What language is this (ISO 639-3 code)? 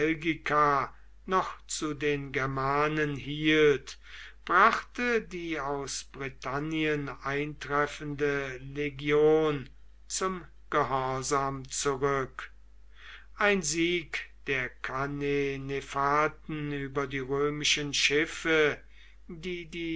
deu